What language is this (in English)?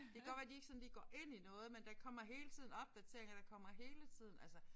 Danish